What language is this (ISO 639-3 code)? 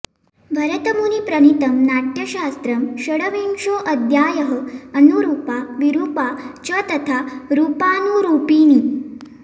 san